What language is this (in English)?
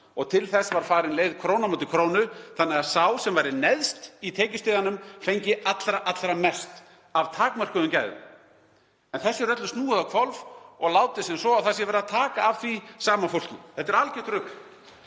Icelandic